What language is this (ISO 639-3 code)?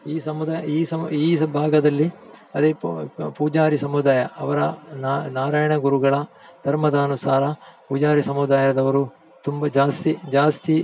kan